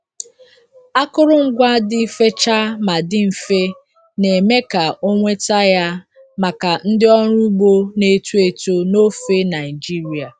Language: Igbo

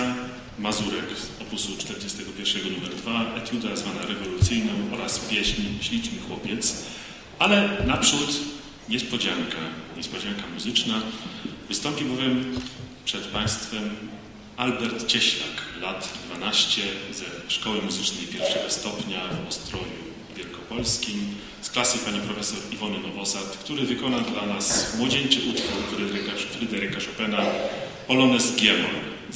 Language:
Polish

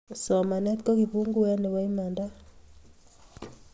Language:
Kalenjin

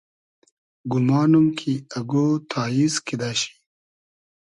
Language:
Hazaragi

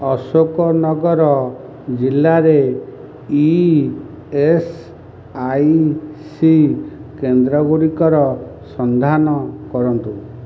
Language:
Odia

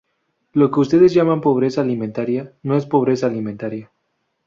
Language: Spanish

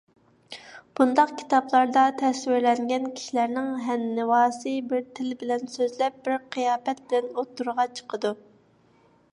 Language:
Uyghur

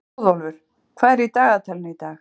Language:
Icelandic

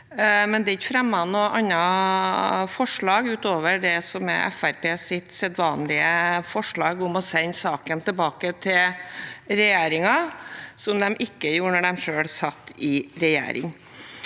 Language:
Norwegian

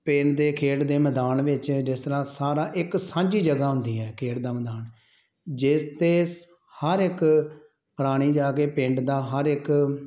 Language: Punjabi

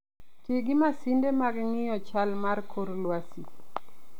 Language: Luo (Kenya and Tanzania)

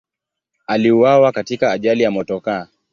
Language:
Swahili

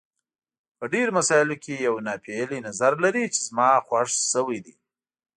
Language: Pashto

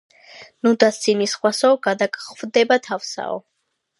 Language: Georgian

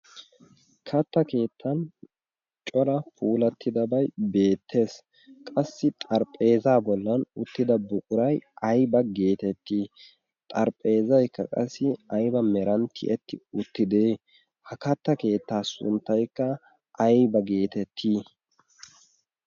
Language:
Wolaytta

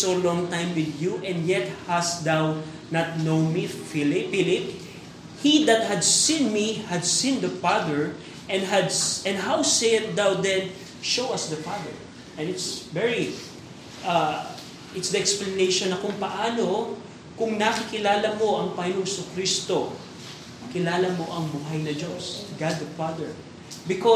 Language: Filipino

